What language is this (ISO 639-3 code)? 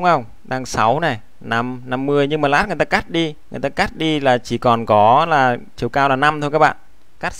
vie